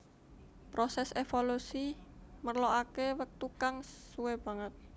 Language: Javanese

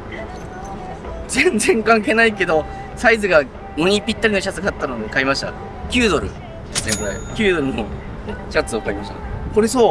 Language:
Japanese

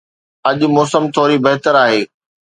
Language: Sindhi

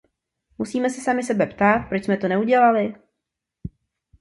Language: Czech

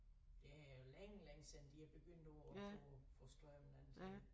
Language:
Danish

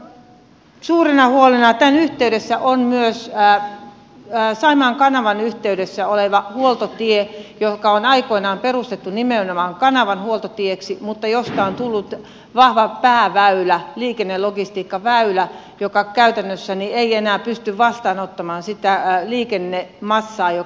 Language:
Finnish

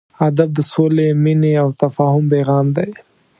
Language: Pashto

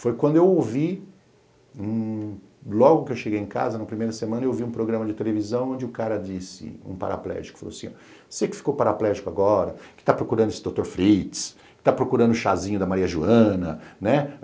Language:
Portuguese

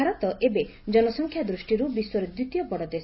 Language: Odia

